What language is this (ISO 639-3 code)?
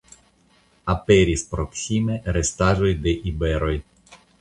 epo